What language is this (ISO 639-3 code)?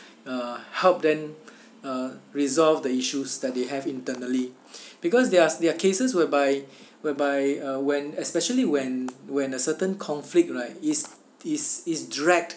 eng